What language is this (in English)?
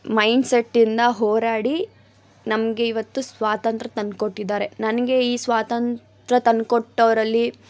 Kannada